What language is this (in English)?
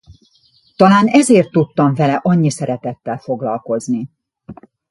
Hungarian